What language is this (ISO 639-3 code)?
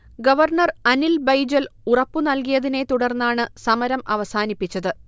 mal